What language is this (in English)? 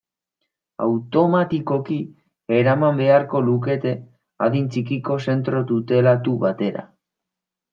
Basque